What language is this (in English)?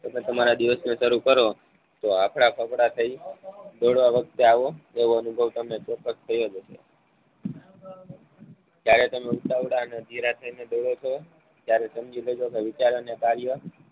Gujarati